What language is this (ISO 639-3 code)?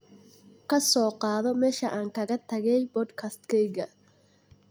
som